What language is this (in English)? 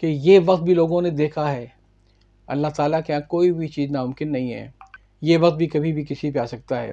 Urdu